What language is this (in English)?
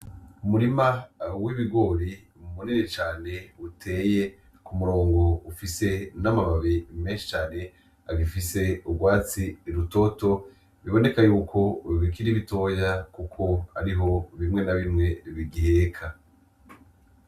Rundi